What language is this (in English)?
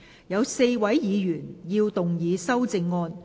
Cantonese